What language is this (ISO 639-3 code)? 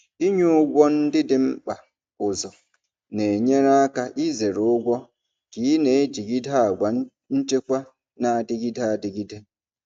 ibo